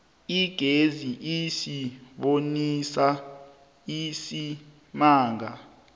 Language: South Ndebele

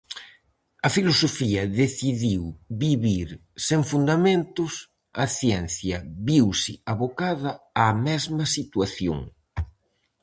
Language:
Galician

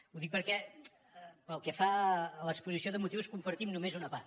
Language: Catalan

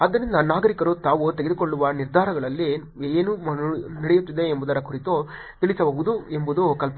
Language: Kannada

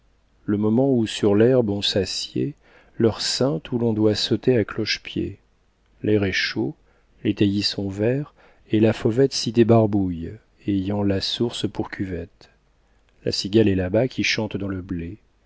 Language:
French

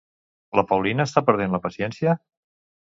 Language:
Catalan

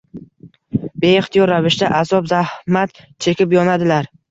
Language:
Uzbek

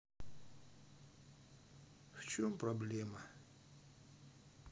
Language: Russian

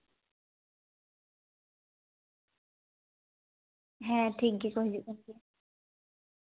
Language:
Santali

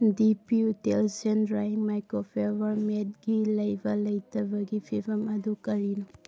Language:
Manipuri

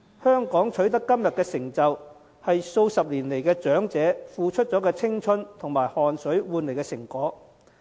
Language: Cantonese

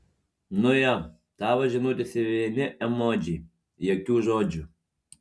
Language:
Lithuanian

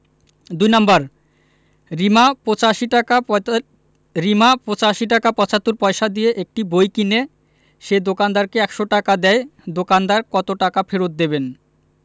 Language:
Bangla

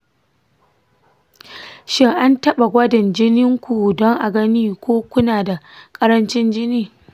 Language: Hausa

